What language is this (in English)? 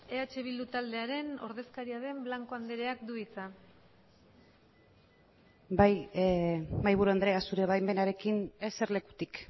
Basque